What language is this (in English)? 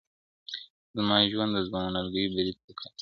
Pashto